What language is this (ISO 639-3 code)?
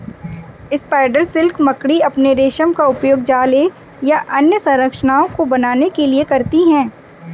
hin